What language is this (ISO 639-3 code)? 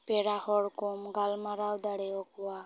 sat